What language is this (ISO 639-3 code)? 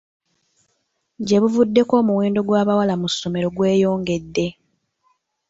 lug